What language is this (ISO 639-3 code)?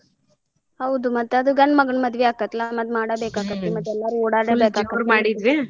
kan